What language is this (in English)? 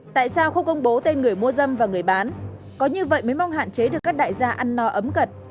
Vietnamese